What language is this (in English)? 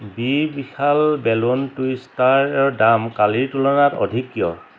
Assamese